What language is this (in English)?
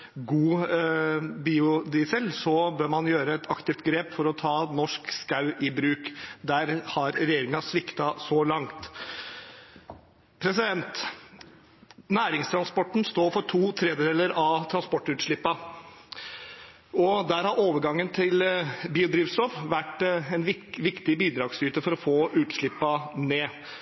Norwegian Bokmål